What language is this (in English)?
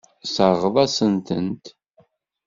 Kabyle